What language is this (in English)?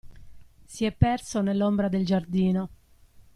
Italian